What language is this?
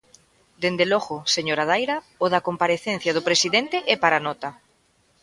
Galician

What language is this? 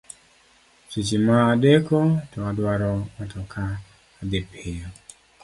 Luo (Kenya and Tanzania)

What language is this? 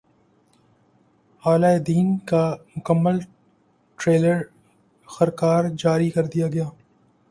Urdu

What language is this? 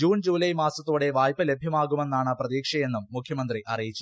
Malayalam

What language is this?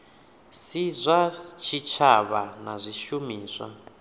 Venda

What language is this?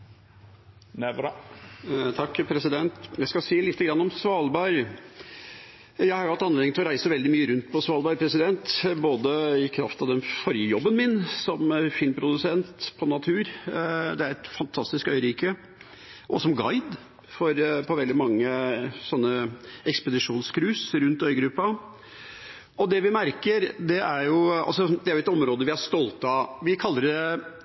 Norwegian Bokmål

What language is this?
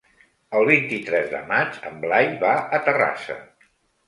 Catalan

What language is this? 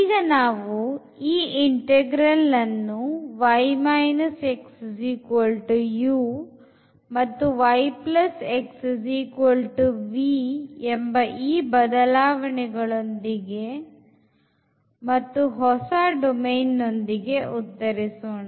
Kannada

